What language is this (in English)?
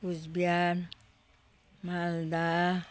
Nepali